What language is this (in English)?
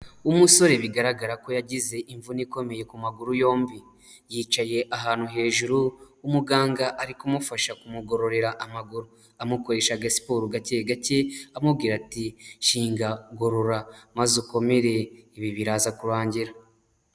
Kinyarwanda